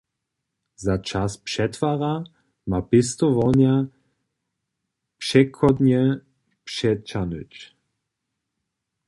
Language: Upper Sorbian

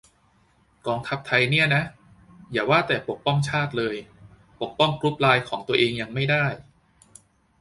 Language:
Thai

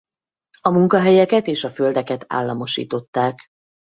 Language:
Hungarian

